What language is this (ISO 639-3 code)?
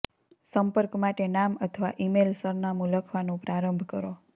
guj